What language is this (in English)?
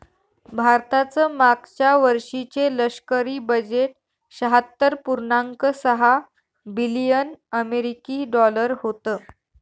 Marathi